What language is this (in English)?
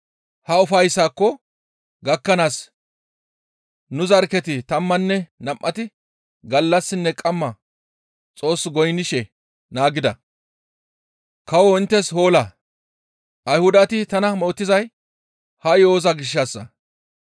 Gamo